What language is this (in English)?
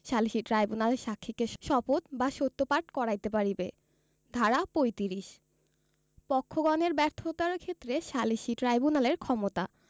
Bangla